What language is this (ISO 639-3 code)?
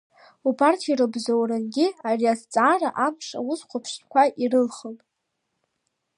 abk